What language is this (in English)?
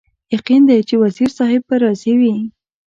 Pashto